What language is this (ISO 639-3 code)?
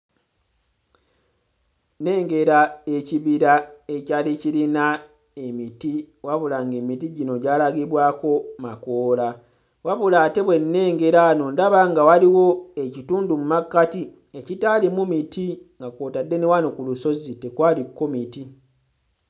lug